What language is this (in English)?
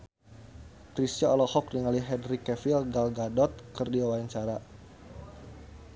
Sundanese